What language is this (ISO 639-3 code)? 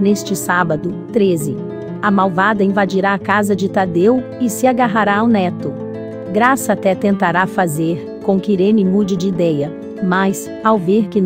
por